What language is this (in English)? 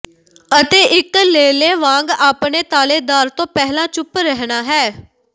Punjabi